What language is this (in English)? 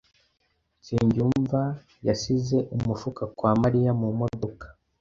Kinyarwanda